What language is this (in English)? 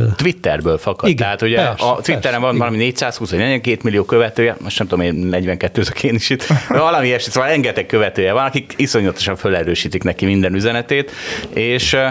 Hungarian